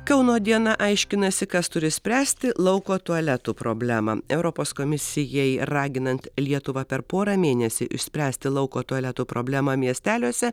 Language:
Lithuanian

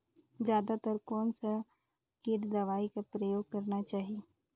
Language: Chhattisgarhi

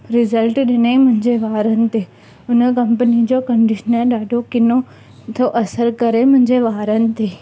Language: Sindhi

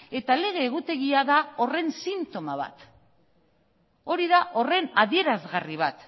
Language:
Basque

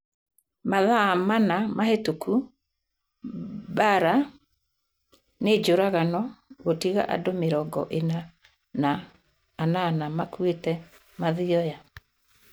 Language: Kikuyu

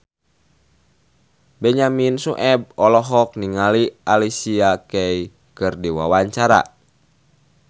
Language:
Sundanese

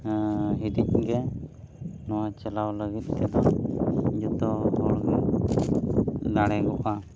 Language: Santali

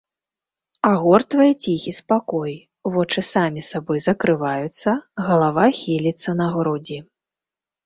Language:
Belarusian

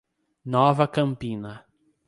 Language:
Portuguese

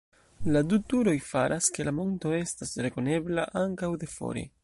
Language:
Esperanto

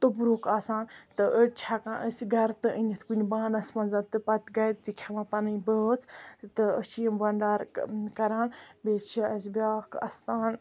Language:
Kashmiri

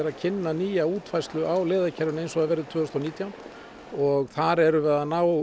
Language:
Icelandic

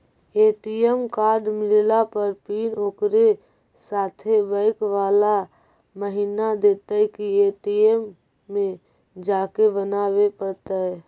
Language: Magahi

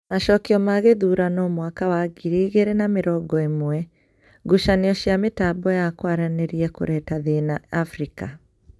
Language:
Kikuyu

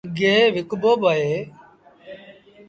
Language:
Sindhi Bhil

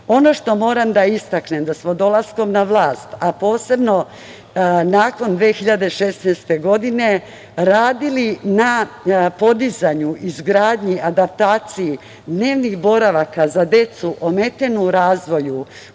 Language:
Serbian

